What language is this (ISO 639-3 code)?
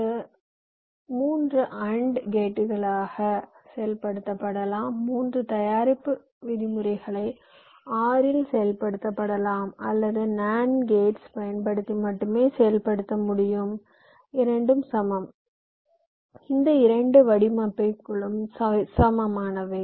tam